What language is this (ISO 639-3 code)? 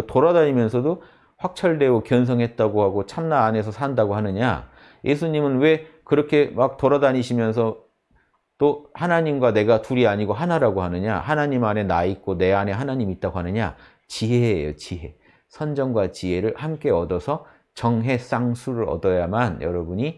kor